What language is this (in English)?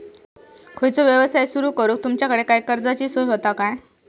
Marathi